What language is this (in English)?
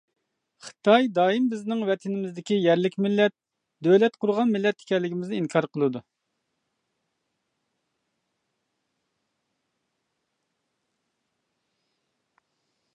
Uyghur